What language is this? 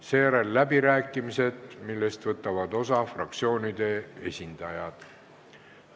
Estonian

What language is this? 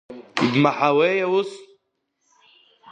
Abkhazian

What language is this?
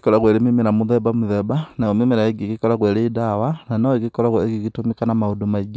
Kikuyu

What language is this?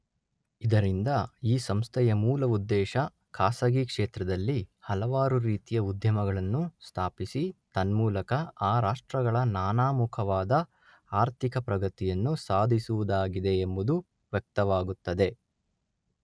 Kannada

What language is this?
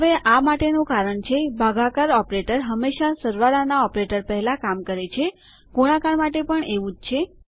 Gujarati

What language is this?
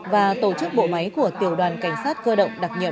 Vietnamese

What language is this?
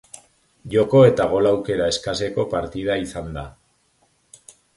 Basque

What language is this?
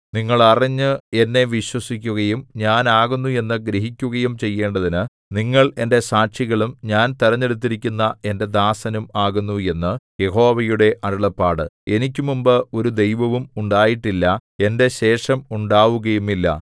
Malayalam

